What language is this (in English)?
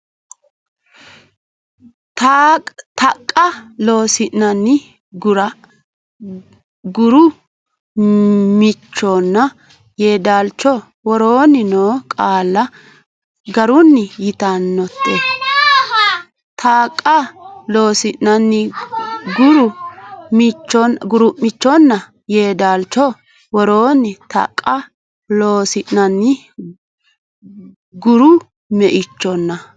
Sidamo